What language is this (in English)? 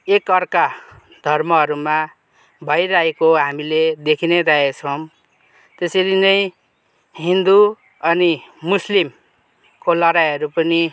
Nepali